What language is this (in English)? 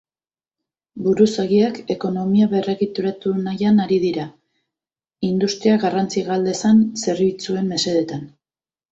Basque